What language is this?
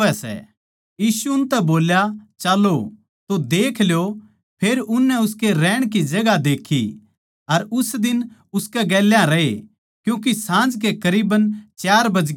Haryanvi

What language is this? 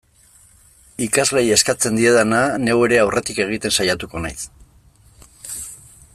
Basque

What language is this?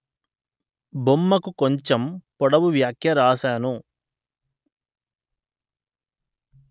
Telugu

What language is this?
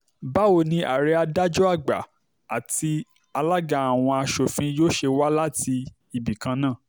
Yoruba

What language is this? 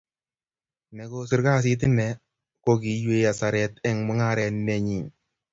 Kalenjin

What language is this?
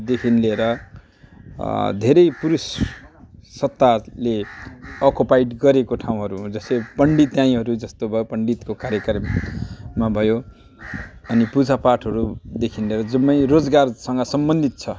Nepali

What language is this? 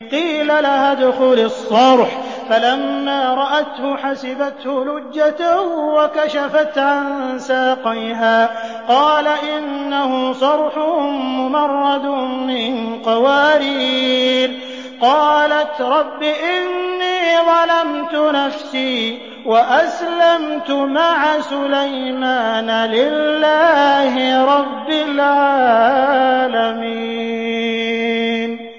Arabic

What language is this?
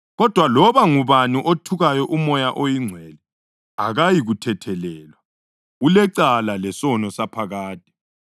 North Ndebele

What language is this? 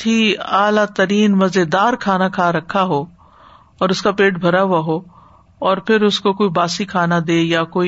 Urdu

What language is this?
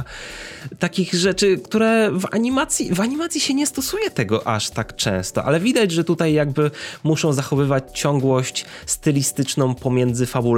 Polish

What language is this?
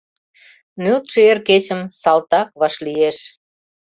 Mari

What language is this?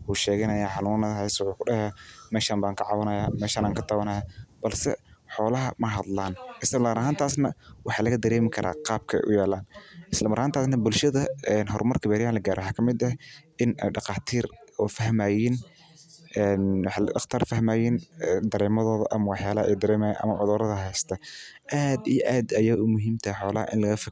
Somali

